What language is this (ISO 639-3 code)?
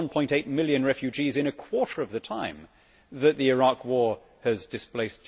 eng